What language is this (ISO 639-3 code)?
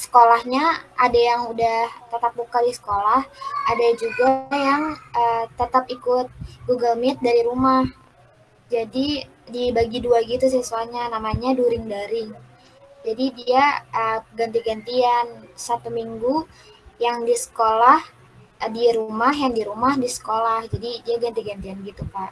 ind